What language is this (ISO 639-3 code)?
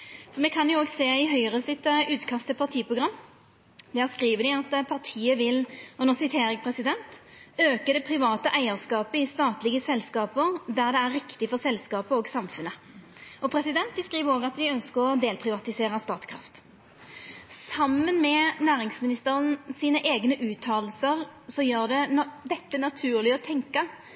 nno